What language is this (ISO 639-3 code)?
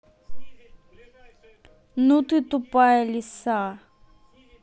rus